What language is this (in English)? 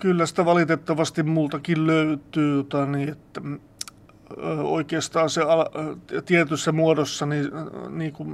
Finnish